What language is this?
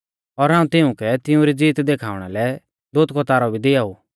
Mahasu Pahari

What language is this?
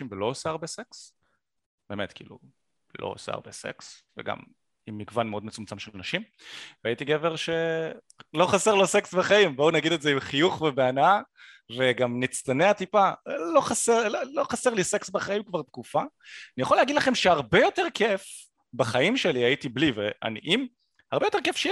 Hebrew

